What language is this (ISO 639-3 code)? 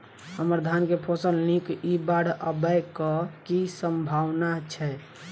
mai